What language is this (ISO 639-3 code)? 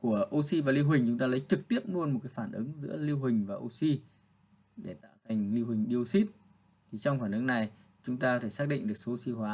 vie